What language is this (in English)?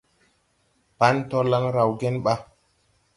Tupuri